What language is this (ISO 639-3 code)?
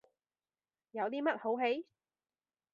yue